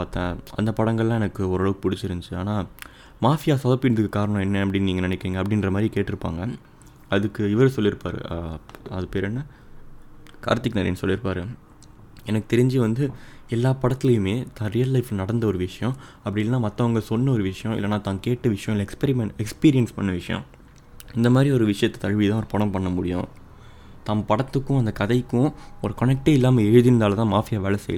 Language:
Tamil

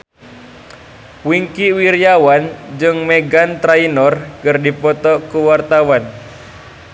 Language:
Sundanese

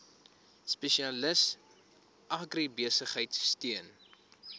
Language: Afrikaans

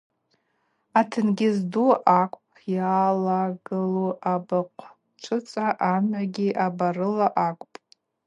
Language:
Abaza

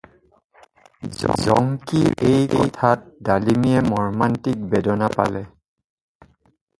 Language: Assamese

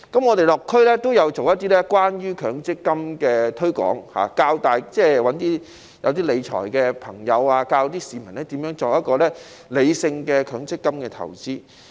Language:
Cantonese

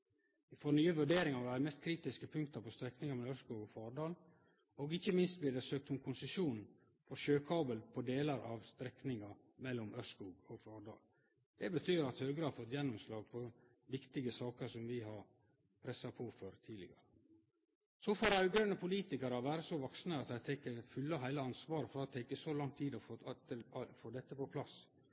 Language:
Norwegian Nynorsk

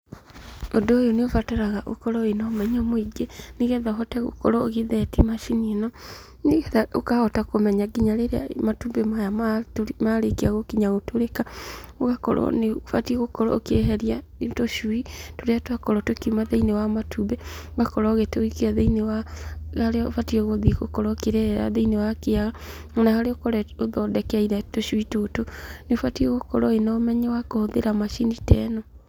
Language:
Kikuyu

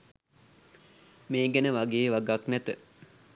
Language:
Sinhala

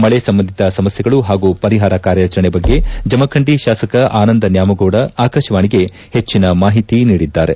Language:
Kannada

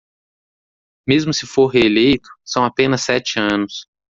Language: Portuguese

